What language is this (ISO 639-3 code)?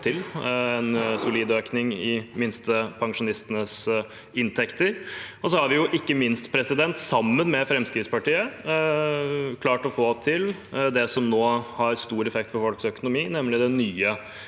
nor